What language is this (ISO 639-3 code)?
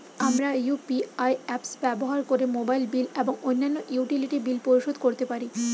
ben